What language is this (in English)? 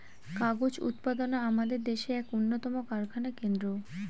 Bangla